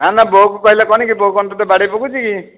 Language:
Odia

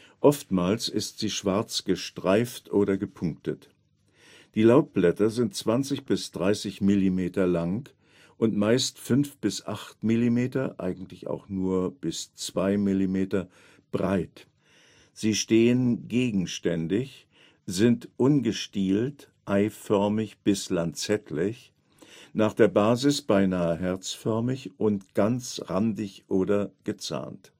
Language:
German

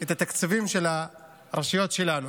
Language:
Hebrew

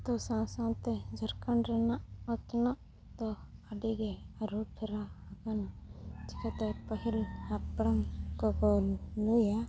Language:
Santali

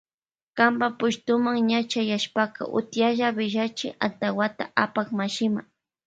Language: Loja Highland Quichua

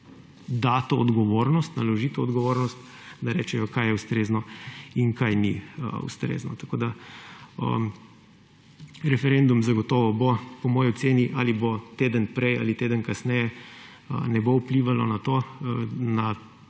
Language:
Slovenian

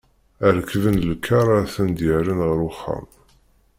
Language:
Kabyle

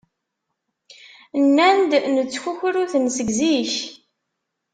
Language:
Kabyle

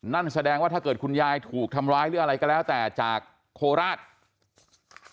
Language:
Thai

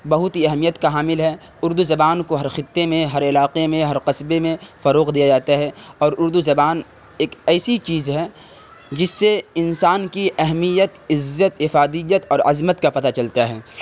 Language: Urdu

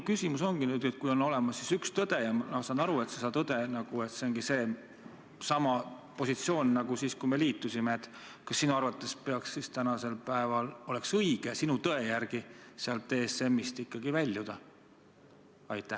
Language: Estonian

